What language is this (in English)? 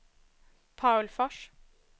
Swedish